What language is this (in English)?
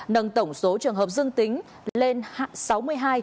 Vietnamese